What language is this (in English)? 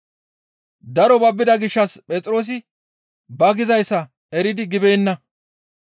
Gamo